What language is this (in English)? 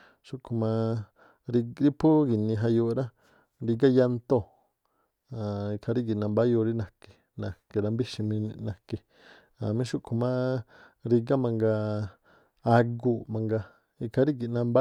Tlacoapa Me'phaa